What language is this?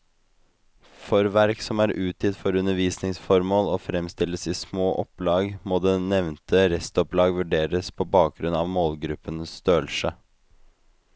Norwegian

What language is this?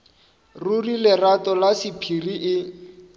Northern Sotho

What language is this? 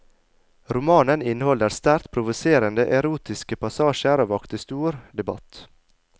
Norwegian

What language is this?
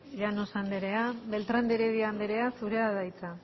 Basque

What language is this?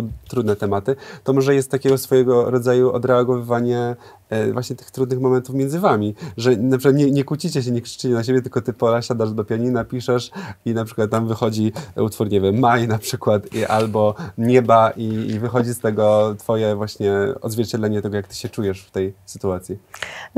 Polish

